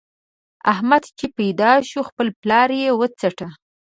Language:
Pashto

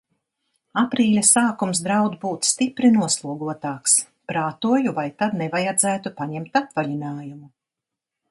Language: Latvian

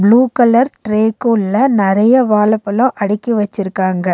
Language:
Tamil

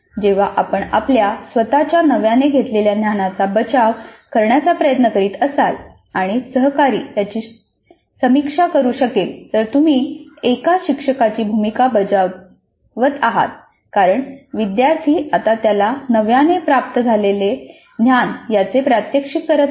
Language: Marathi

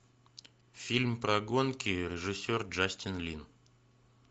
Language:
Russian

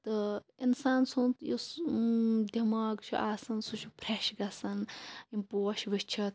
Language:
Kashmiri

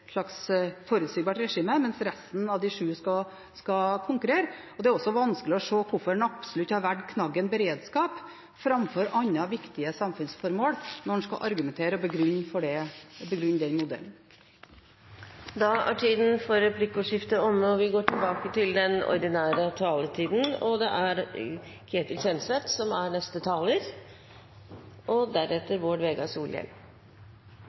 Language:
Norwegian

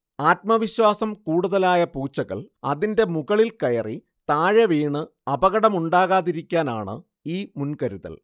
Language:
Malayalam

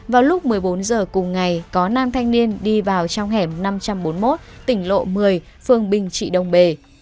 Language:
Vietnamese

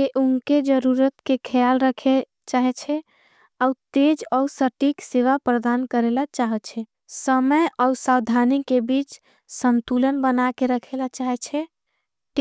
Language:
Angika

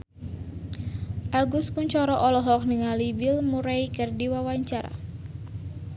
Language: Sundanese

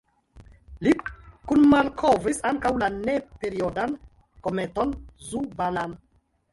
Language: Esperanto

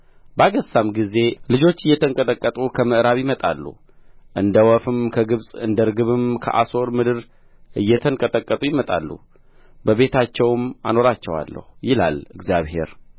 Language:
Amharic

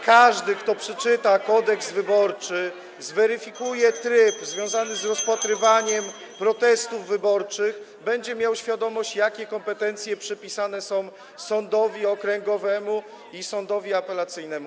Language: Polish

